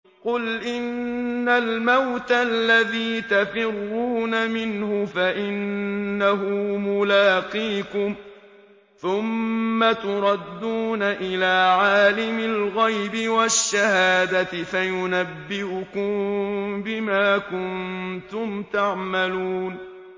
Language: Arabic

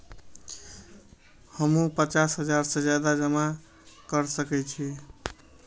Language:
Maithili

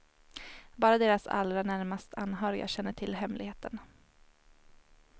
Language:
Swedish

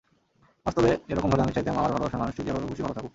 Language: Bangla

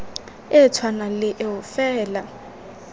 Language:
Tswana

